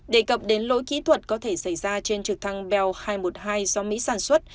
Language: Vietnamese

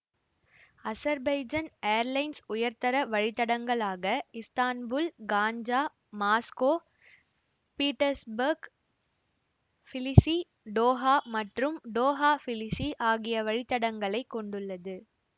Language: Tamil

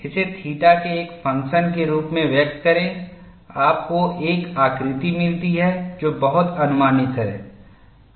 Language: Hindi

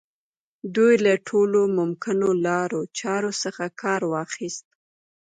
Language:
Pashto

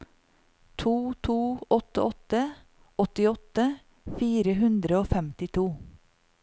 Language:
Norwegian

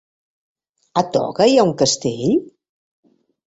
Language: Catalan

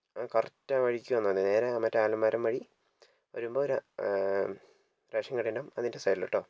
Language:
Malayalam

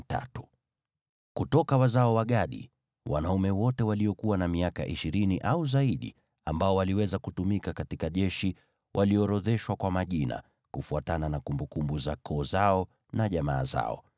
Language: Swahili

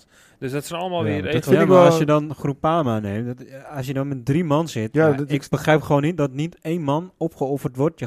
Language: Dutch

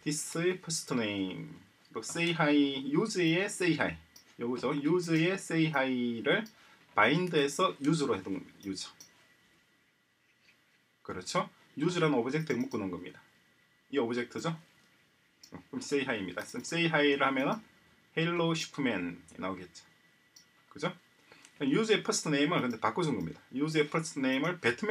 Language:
Korean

